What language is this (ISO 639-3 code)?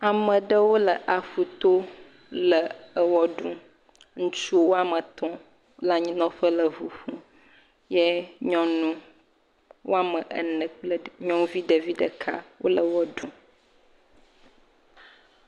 ewe